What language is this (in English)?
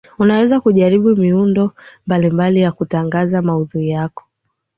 Swahili